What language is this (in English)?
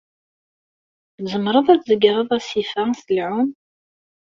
Kabyle